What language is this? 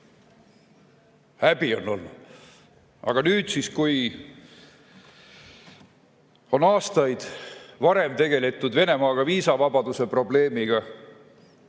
Estonian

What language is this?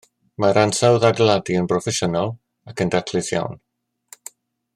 Welsh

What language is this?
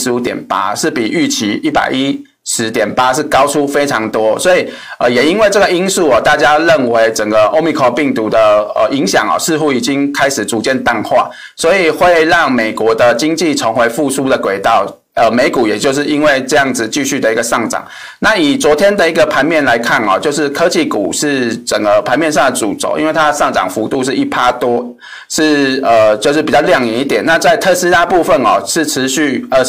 Chinese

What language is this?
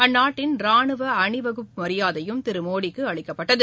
Tamil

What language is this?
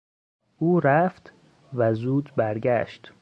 Persian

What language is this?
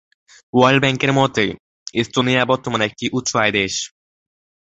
Bangla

